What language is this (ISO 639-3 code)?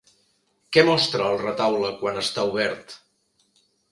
cat